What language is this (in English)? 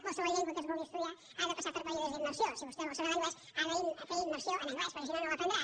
Catalan